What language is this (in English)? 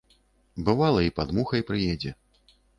Belarusian